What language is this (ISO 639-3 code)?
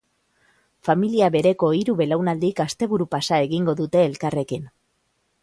eus